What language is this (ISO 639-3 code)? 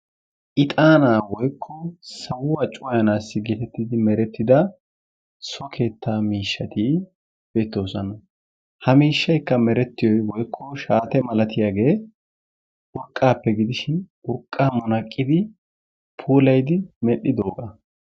wal